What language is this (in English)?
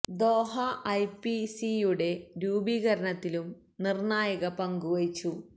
Malayalam